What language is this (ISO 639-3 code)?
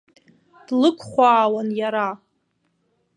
abk